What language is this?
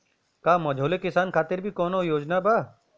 Bhojpuri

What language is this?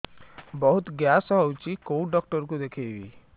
Odia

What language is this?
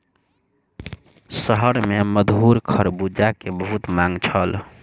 Maithili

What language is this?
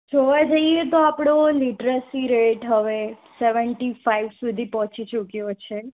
Gujarati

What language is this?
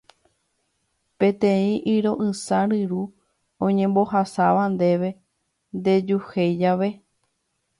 Guarani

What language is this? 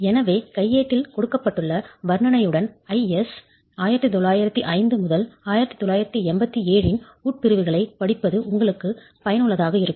Tamil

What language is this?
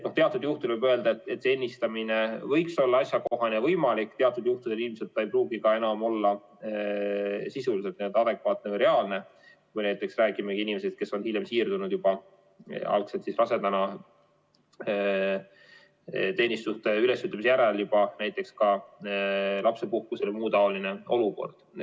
Estonian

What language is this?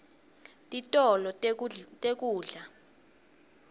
Swati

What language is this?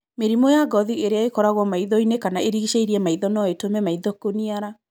Kikuyu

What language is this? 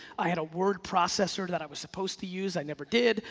English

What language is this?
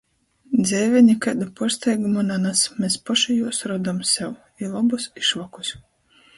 Latgalian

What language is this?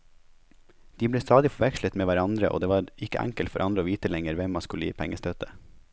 Norwegian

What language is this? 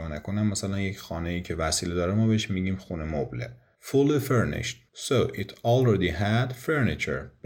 Persian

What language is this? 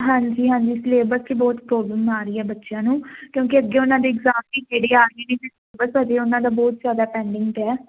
Punjabi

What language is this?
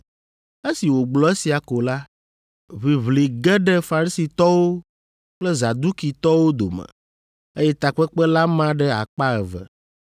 Ewe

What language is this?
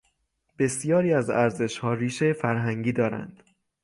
Persian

